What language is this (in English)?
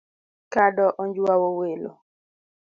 Luo (Kenya and Tanzania)